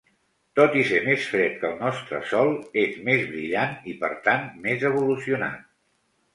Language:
Catalan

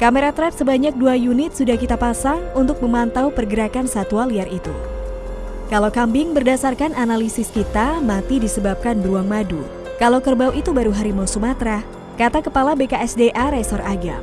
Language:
Indonesian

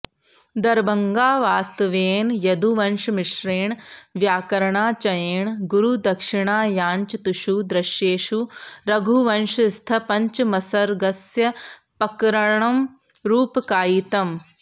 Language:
Sanskrit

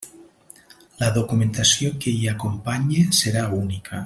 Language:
Catalan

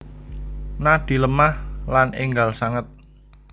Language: Javanese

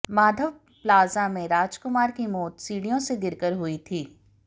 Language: Hindi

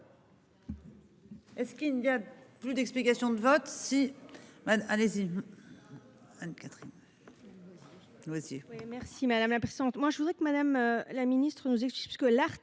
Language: French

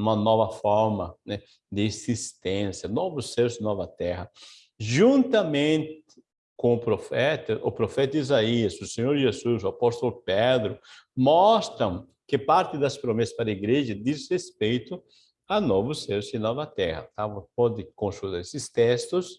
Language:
Portuguese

